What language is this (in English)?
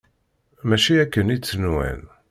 Kabyle